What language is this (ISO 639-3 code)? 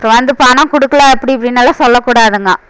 tam